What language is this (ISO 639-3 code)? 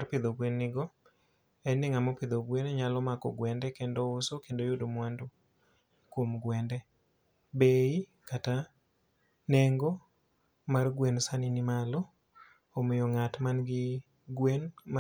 luo